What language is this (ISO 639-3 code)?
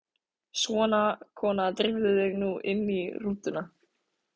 isl